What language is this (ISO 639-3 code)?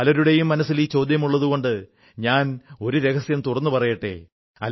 mal